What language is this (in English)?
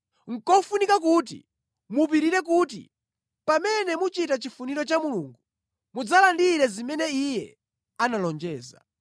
Nyanja